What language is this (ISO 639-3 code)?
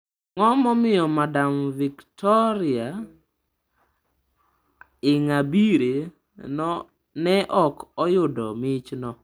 luo